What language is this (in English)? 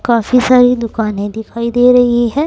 Hindi